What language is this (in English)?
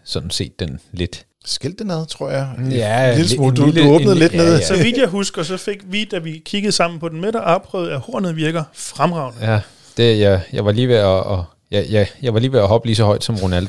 Danish